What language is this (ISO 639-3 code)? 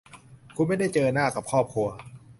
tha